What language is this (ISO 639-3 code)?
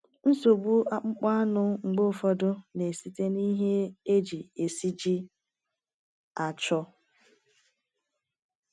ibo